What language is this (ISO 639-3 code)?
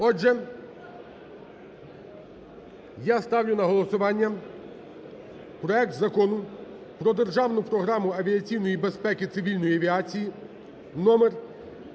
ukr